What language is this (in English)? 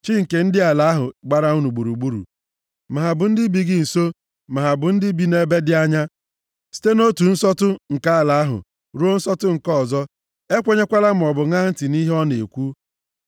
Igbo